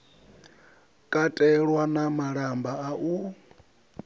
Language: Venda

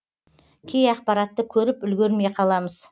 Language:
Kazakh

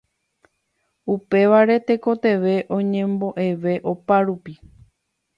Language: Guarani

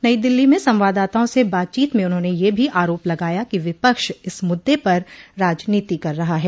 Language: Hindi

